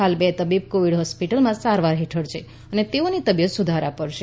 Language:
Gujarati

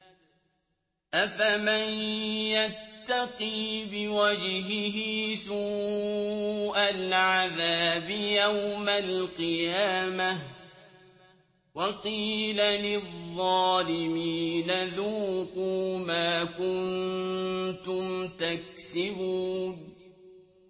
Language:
Arabic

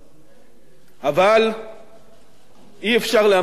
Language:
Hebrew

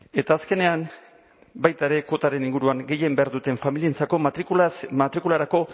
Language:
Basque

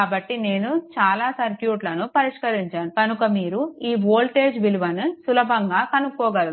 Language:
Telugu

